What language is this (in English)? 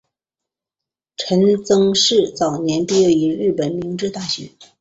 Chinese